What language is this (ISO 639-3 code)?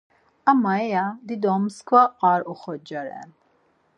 lzz